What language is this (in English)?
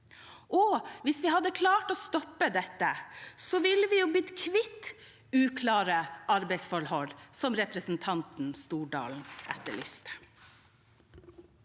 Norwegian